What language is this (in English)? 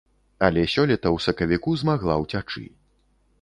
Belarusian